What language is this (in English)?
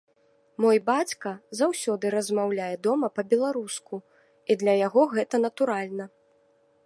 Belarusian